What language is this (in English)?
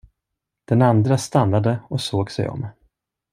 Swedish